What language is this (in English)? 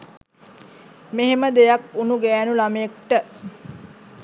Sinhala